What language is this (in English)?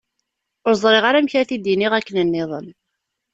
Kabyle